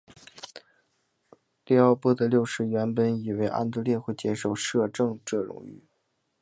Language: Chinese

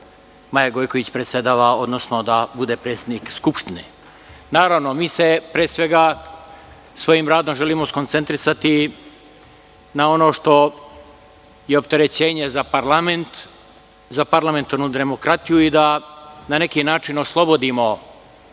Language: Serbian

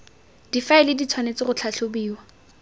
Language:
Tswana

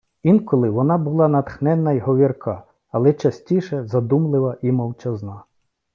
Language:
Ukrainian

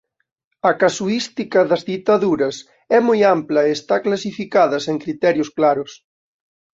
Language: Galician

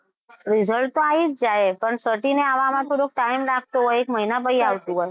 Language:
Gujarati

